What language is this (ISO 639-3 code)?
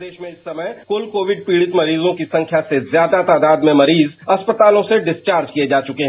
hin